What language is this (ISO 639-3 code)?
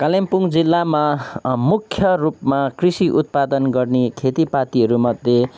nep